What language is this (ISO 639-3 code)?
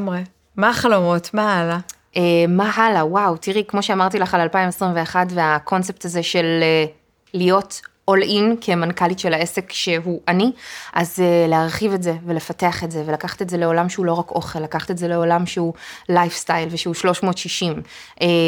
heb